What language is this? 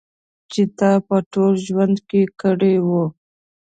Pashto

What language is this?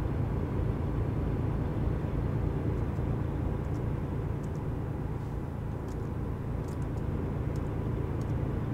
German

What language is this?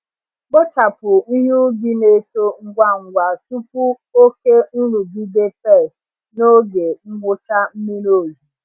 Igbo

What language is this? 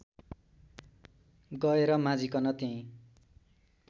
Nepali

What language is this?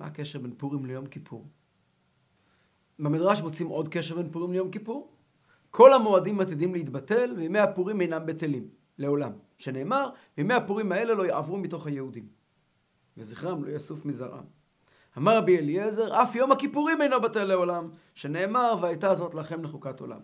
Hebrew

